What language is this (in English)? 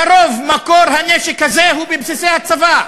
Hebrew